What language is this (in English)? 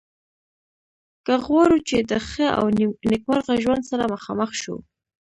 Pashto